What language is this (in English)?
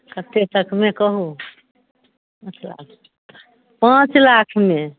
Maithili